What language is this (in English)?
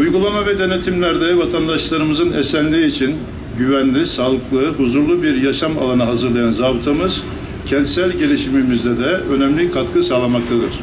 Turkish